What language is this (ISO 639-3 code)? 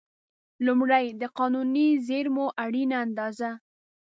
pus